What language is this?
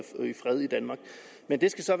Danish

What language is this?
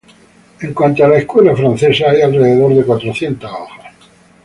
Spanish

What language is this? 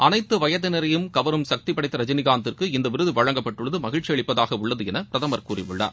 Tamil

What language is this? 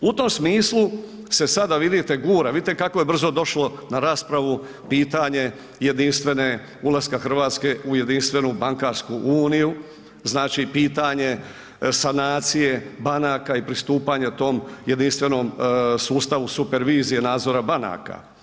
Croatian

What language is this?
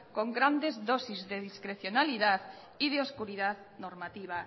Spanish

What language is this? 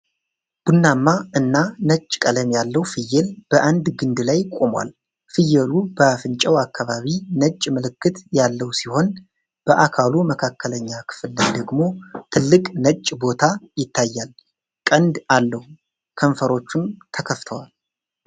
Amharic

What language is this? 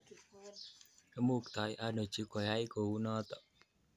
Kalenjin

